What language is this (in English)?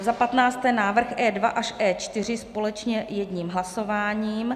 Czech